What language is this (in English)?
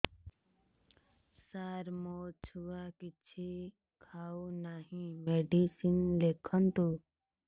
Odia